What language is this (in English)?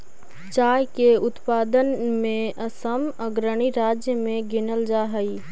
Magahi